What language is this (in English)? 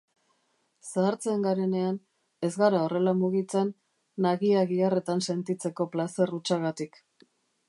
Basque